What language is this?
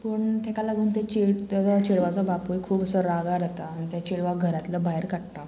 Konkani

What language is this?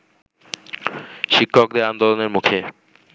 Bangla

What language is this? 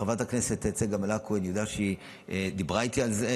Hebrew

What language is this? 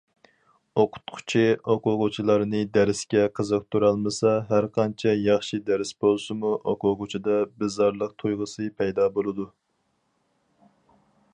Uyghur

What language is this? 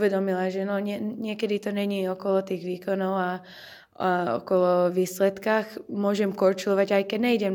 Slovak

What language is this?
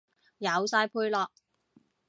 Cantonese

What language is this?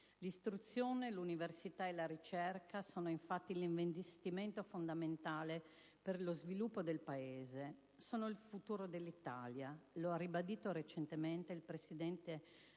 Italian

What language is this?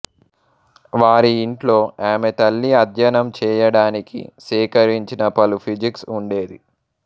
Telugu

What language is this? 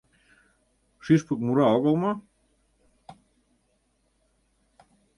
Mari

